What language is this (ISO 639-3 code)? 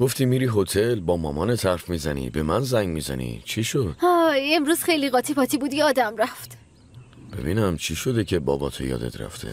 fas